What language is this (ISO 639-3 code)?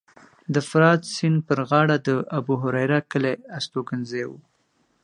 pus